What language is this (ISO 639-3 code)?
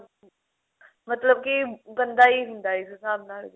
pan